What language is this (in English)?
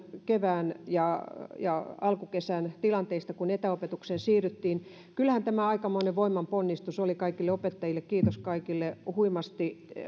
Finnish